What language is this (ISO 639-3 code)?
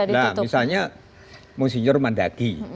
ind